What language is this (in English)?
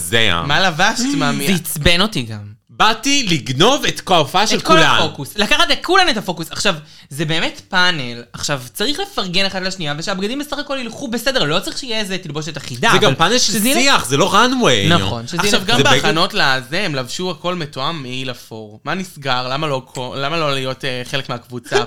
Hebrew